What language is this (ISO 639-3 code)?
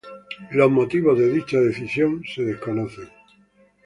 spa